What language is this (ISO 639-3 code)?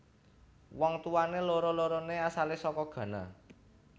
jav